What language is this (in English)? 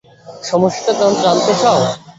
Bangla